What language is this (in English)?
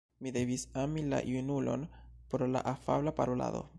Esperanto